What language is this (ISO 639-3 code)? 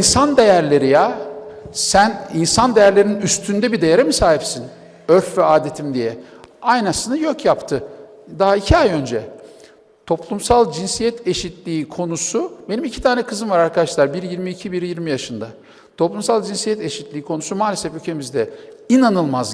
tur